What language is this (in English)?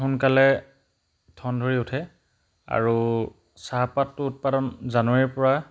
Assamese